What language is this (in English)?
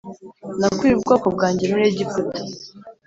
Kinyarwanda